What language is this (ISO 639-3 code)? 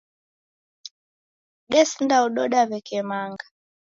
dav